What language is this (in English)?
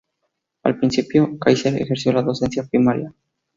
Spanish